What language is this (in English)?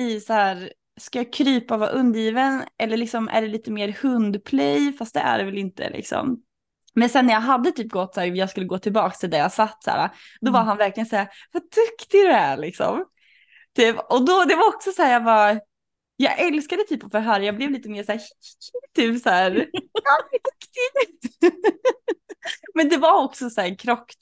Swedish